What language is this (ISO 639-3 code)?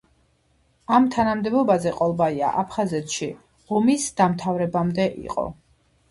kat